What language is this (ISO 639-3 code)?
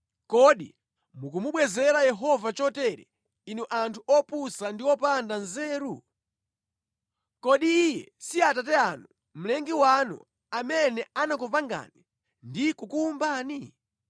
nya